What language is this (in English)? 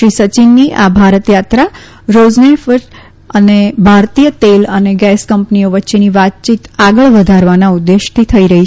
Gujarati